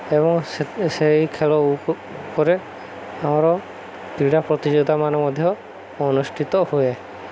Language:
Odia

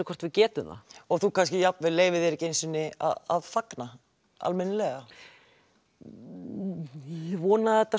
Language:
Icelandic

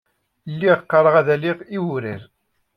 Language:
Kabyle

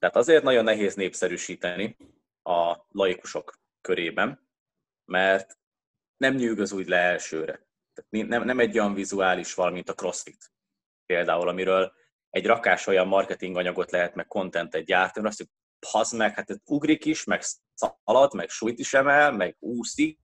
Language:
Hungarian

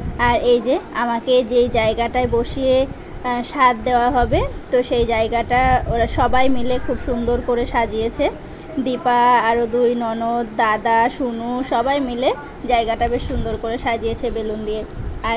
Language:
Bangla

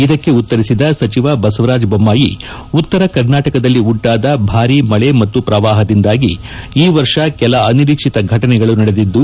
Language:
Kannada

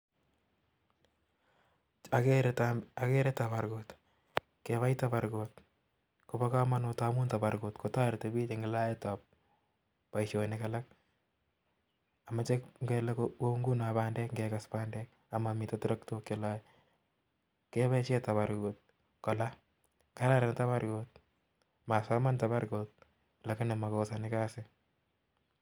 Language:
Kalenjin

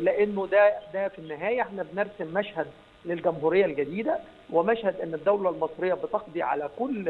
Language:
Arabic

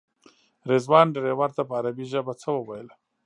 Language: Pashto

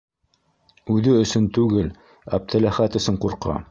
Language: Bashkir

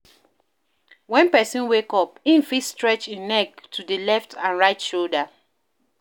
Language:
Nigerian Pidgin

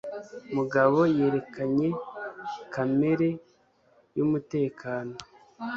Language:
Kinyarwanda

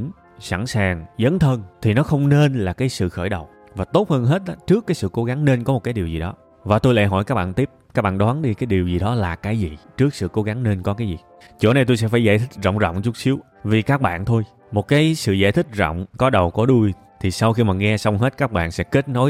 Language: Vietnamese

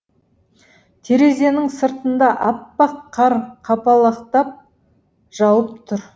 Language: Kazakh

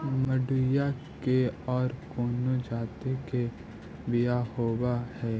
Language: Magahi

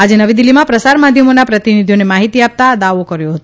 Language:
Gujarati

